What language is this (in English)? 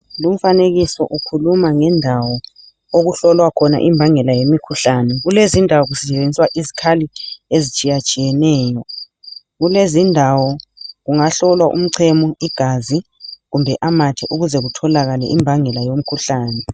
North Ndebele